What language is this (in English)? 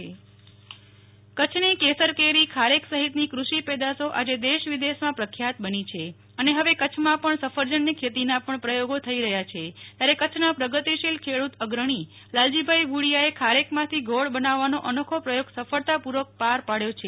Gujarati